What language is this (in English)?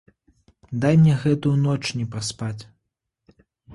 Belarusian